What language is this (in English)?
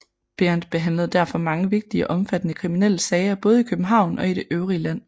Danish